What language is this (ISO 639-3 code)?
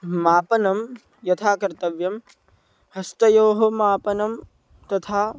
san